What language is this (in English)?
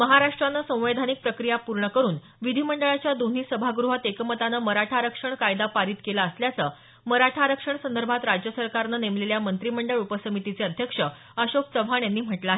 Marathi